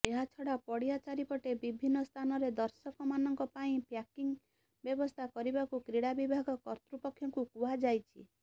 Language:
Odia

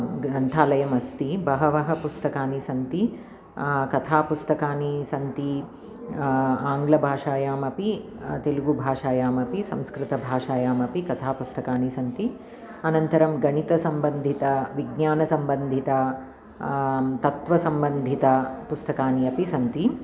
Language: Sanskrit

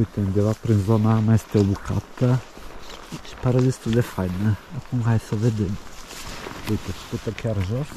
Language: Romanian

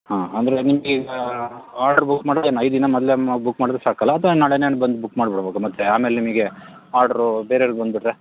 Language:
Kannada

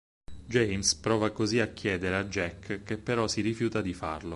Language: Italian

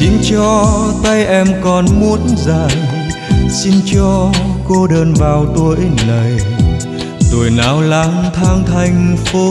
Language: Vietnamese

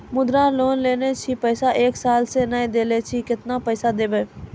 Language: Maithili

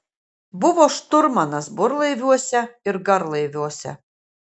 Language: Lithuanian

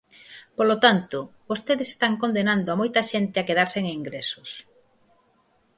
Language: Galician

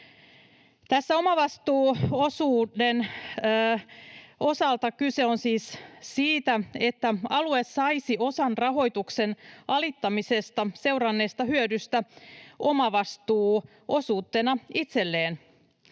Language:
Finnish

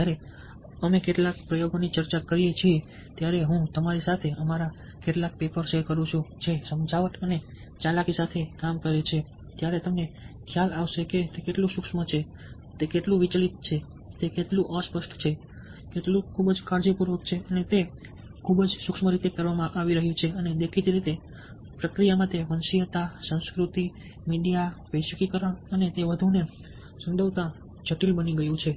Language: Gujarati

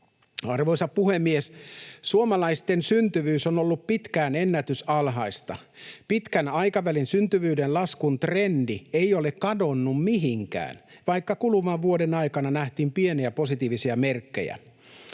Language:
Finnish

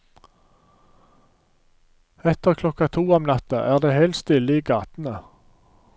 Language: Norwegian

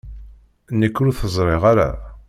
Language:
Kabyle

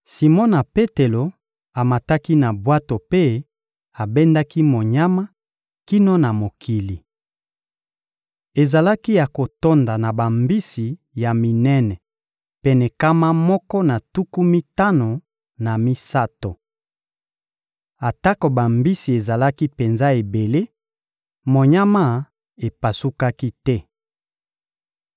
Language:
Lingala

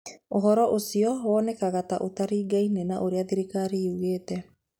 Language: Kikuyu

